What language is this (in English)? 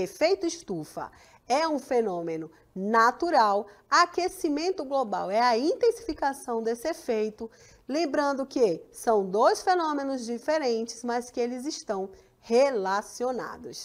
Portuguese